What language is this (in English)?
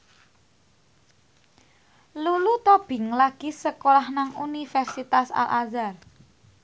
Javanese